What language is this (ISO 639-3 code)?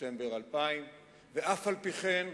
heb